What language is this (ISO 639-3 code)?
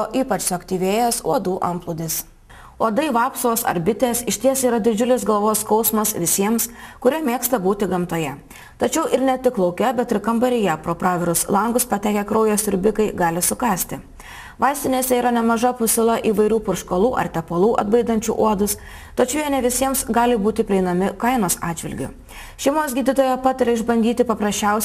lit